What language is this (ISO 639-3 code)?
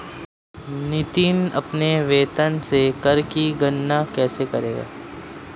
hin